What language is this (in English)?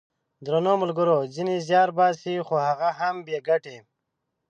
Pashto